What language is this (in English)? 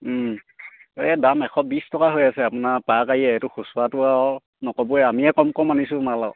Assamese